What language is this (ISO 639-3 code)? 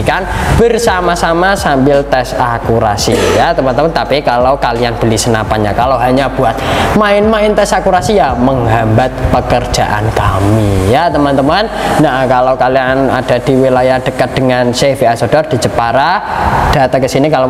ind